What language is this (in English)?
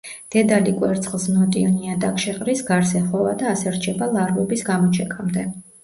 Georgian